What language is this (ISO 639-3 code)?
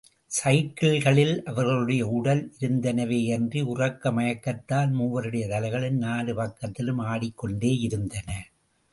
tam